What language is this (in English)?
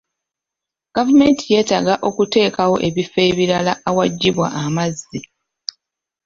Ganda